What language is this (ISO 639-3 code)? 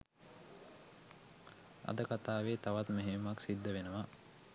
sin